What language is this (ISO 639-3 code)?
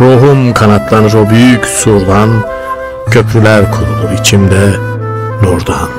tur